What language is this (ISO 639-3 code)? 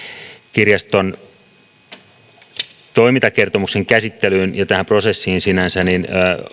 fin